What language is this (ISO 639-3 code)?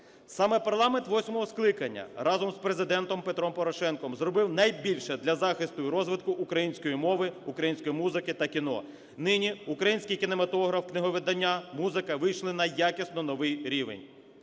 ukr